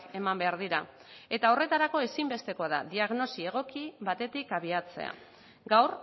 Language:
Basque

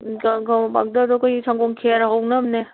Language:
Manipuri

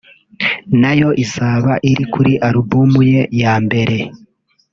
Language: Kinyarwanda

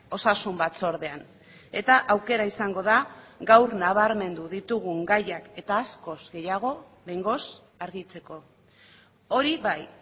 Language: Basque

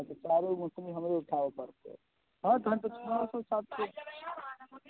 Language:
Maithili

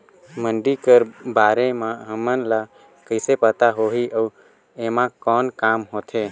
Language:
Chhattisgarhi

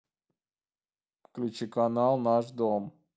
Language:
Russian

